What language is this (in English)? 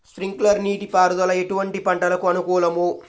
Telugu